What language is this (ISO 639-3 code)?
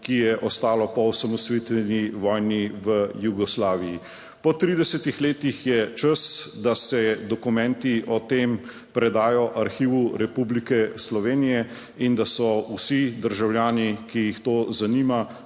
slv